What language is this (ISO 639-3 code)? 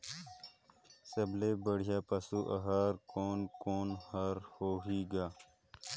hne